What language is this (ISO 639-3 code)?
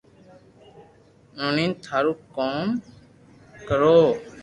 lrk